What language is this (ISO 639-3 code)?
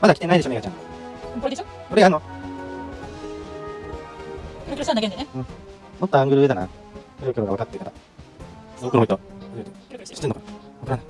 jpn